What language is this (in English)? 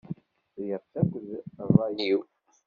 Kabyle